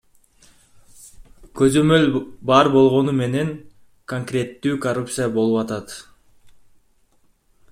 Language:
Kyrgyz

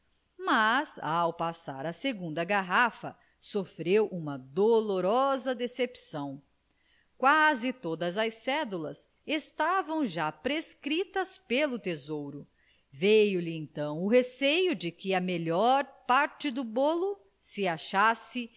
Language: Portuguese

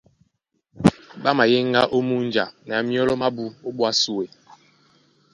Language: Duala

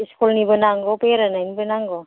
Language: Bodo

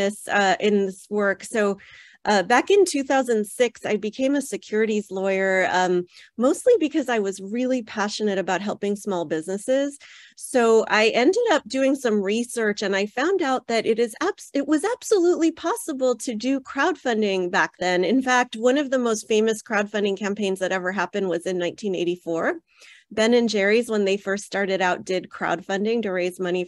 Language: English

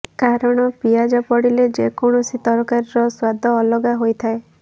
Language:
Odia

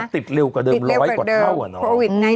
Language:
Thai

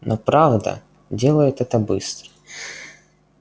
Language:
Russian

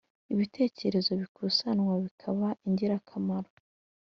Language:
Kinyarwanda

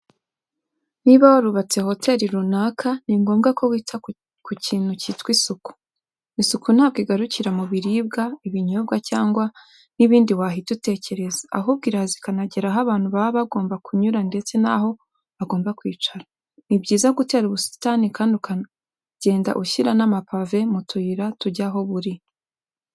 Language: Kinyarwanda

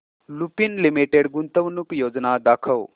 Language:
Marathi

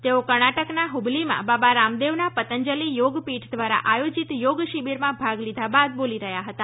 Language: Gujarati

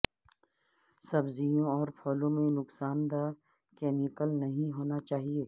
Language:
Urdu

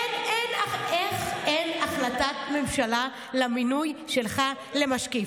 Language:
Hebrew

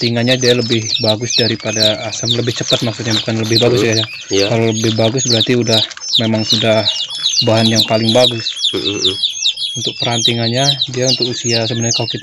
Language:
Indonesian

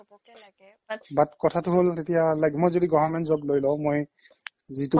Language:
Assamese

